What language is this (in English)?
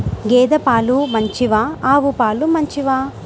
Telugu